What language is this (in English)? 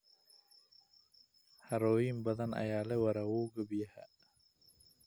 Somali